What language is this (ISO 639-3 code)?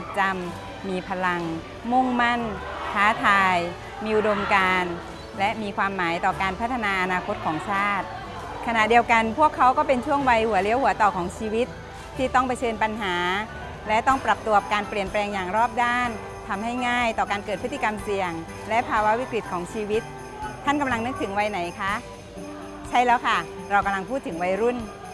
tha